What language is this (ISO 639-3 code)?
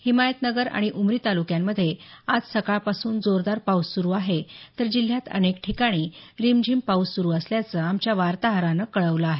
mar